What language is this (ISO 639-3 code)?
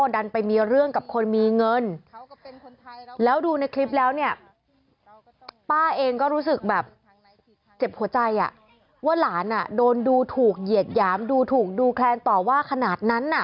tha